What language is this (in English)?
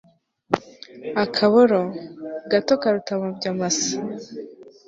Kinyarwanda